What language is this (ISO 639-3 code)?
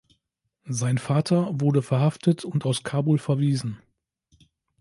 deu